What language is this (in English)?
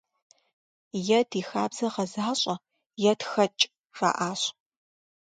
Kabardian